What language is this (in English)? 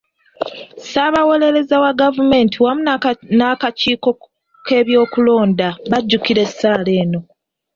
Ganda